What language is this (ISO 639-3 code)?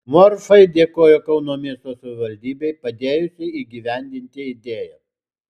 lit